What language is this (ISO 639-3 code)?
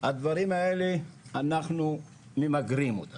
heb